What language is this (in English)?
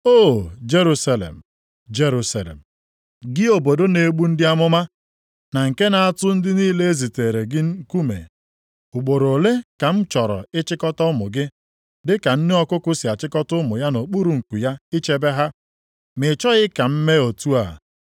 Igbo